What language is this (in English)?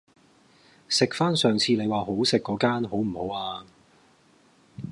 Cantonese